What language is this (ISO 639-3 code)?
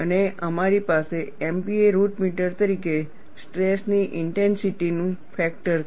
guj